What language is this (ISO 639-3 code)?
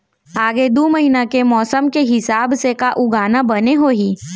hne